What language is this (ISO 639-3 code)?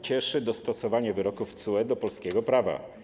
pol